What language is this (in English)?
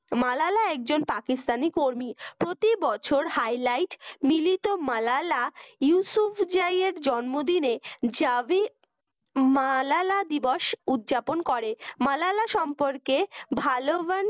Bangla